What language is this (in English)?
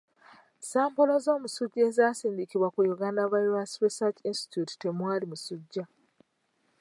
Ganda